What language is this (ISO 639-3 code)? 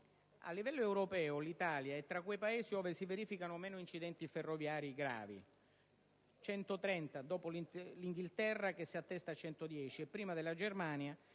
ita